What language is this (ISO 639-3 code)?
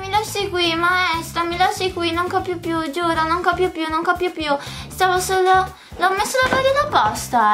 ita